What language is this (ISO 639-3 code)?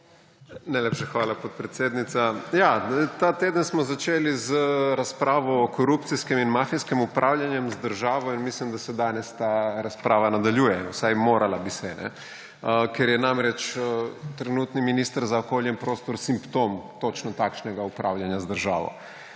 slv